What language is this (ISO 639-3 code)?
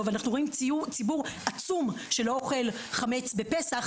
heb